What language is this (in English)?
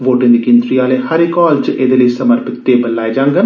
Dogri